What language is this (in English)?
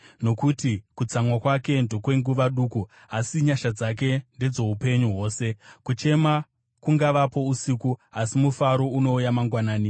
Shona